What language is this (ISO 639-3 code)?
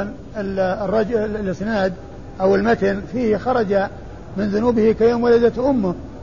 ara